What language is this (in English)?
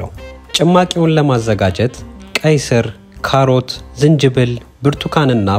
Arabic